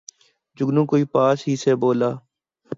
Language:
Urdu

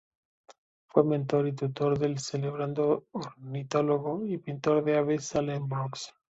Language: Spanish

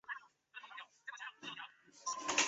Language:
Chinese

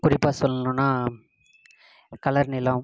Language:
Tamil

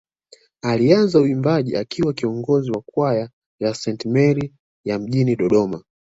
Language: Swahili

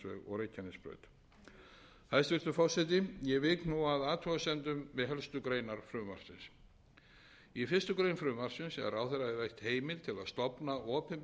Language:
Icelandic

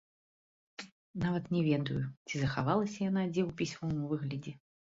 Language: Belarusian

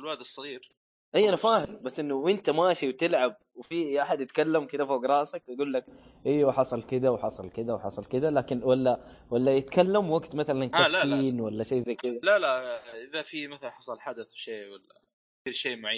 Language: Arabic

